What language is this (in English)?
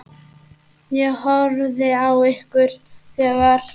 Icelandic